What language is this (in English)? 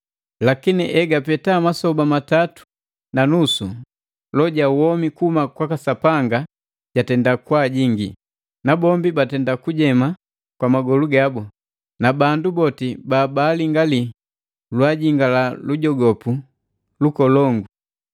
Matengo